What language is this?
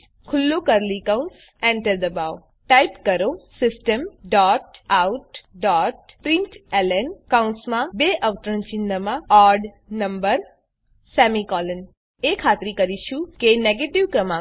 Gujarati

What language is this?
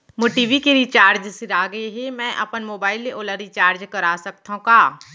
Chhattisgarhi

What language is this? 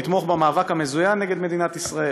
Hebrew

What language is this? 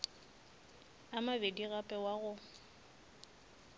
Northern Sotho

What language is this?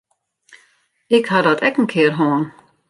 Western Frisian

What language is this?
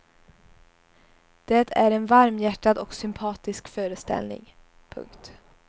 Swedish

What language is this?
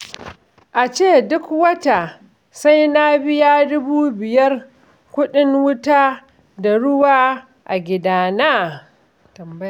Hausa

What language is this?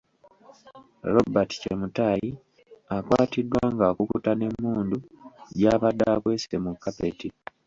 Ganda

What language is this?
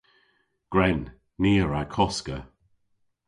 Cornish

